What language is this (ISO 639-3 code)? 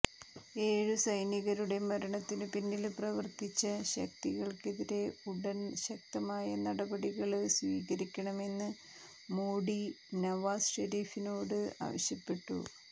mal